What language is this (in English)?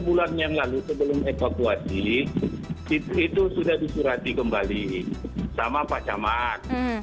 Indonesian